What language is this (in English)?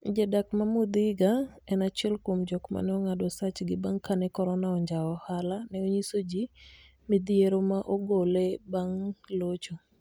Luo (Kenya and Tanzania)